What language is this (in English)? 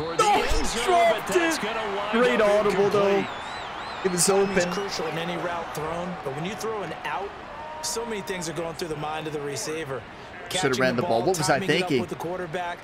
English